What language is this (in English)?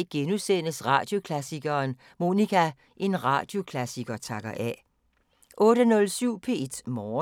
Danish